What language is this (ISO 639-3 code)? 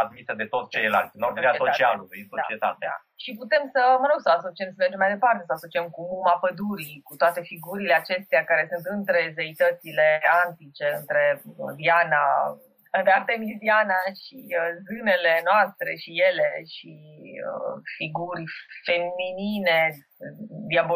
ron